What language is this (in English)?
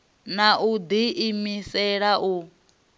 Venda